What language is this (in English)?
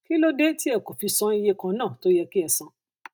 Yoruba